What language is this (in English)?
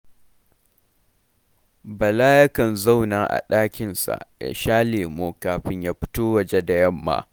Hausa